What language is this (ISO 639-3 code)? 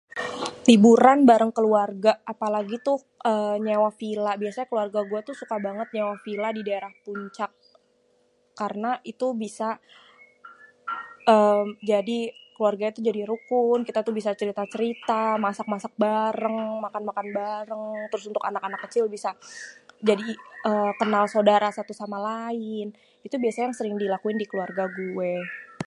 bew